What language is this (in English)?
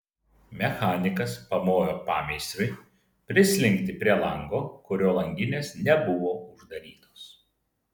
Lithuanian